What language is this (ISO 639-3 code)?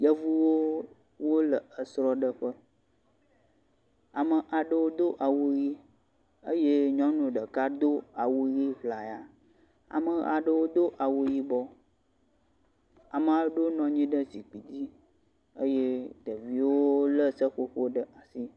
ewe